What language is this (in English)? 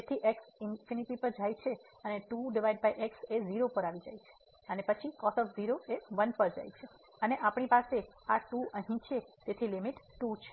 Gujarati